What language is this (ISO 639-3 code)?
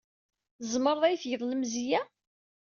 kab